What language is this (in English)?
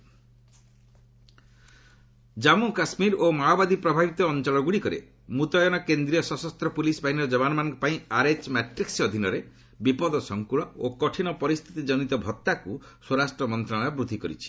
Odia